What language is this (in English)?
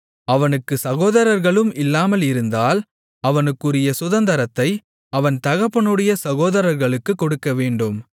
Tamil